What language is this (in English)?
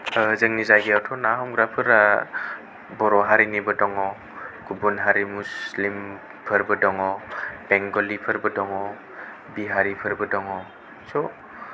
Bodo